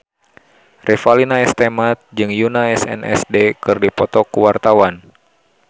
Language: Sundanese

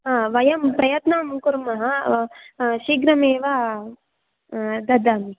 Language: Sanskrit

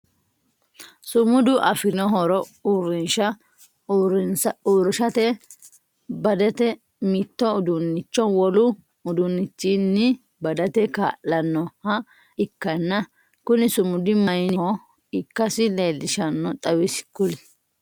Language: Sidamo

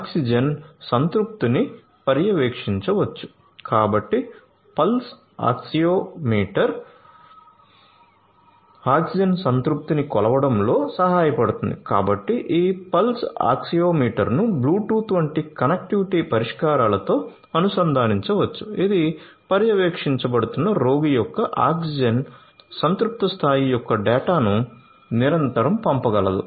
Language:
Telugu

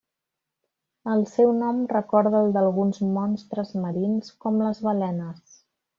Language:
Catalan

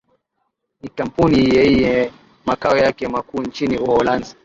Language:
Swahili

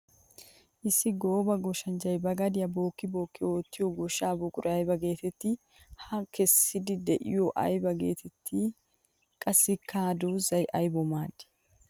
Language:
Wolaytta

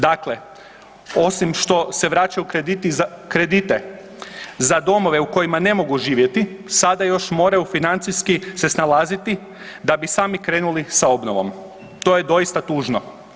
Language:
Croatian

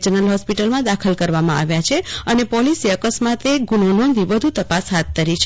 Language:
Gujarati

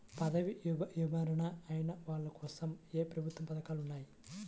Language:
Telugu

